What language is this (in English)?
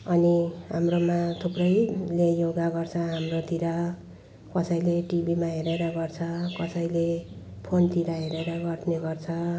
Nepali